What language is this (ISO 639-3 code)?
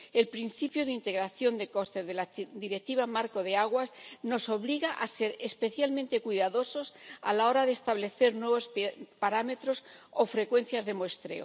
spa